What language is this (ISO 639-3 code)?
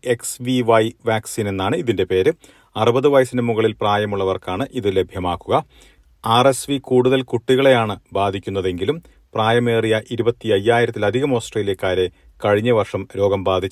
mal